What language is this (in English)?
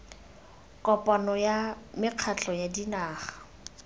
Tswana